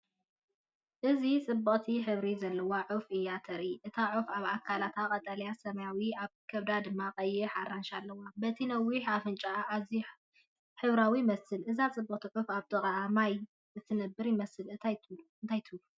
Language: Tigrinya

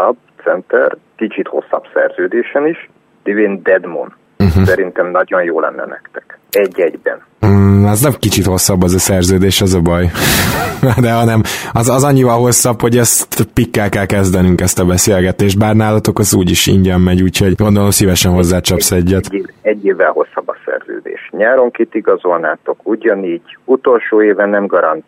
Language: Hungarian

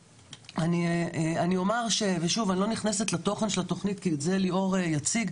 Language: Hebrew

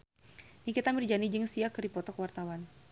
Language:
Sundanese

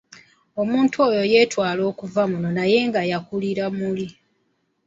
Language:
Ganda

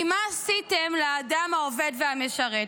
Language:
Hebrew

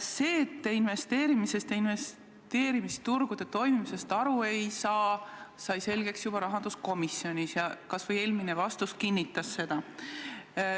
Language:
Estonian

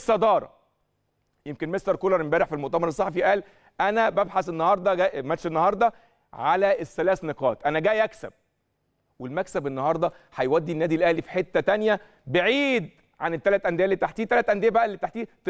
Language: Arabic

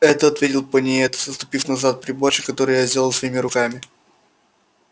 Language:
Russian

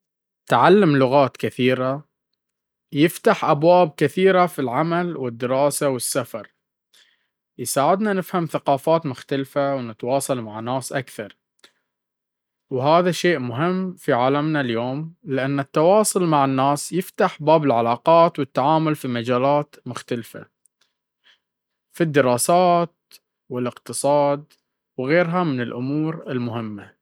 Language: Baharna Arabic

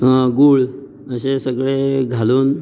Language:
Konkani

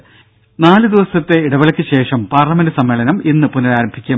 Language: Malayalam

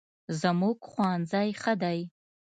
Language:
Pashto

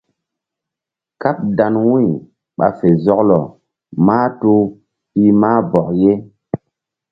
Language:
Mbum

